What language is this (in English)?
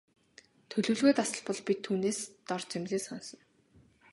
Mongolian